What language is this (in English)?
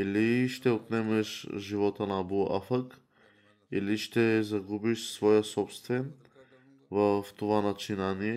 Bulgarian